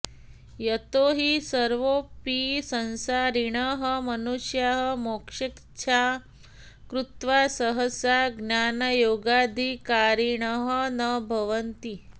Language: Sanskrit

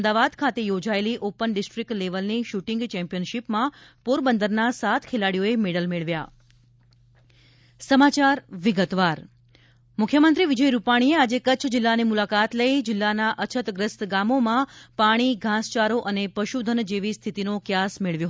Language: Gujarati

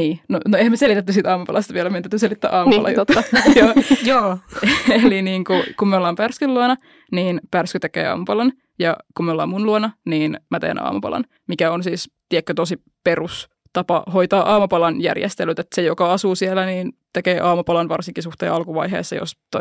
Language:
Finnish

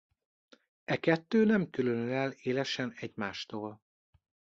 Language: Hungarian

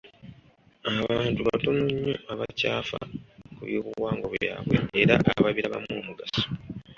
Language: Ganda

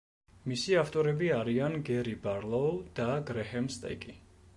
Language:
Georgian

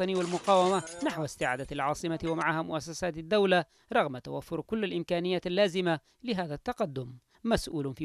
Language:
Arabic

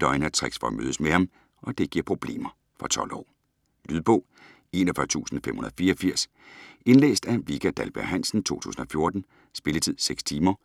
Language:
Danish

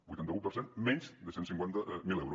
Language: Catalan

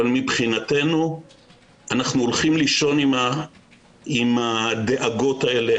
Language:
Hebrew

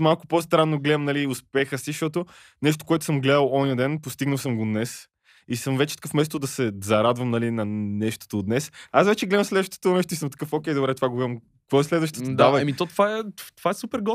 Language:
Bulgarian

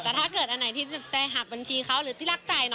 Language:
Thai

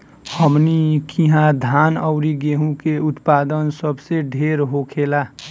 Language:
Bhojpuri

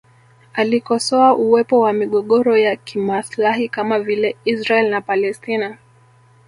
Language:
Swahili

